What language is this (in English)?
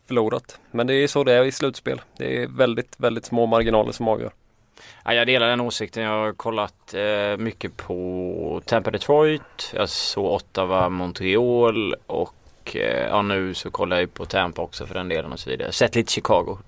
Swedish